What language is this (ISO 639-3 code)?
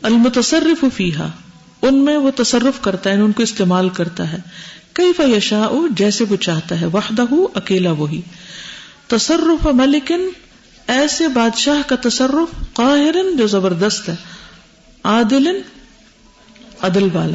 urd